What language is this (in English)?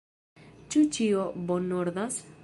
Esperanto